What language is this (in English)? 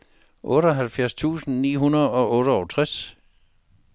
Danish